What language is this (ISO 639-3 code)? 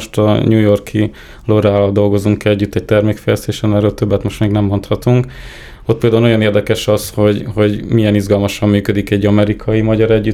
hun